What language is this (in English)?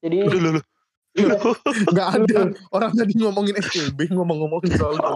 Indonesian